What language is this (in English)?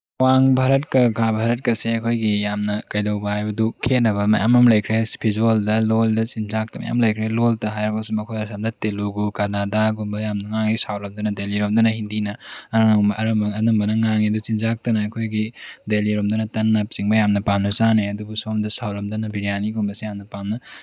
Manipuri